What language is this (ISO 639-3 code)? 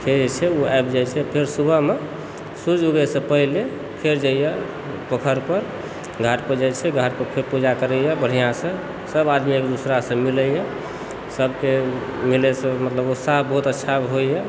mai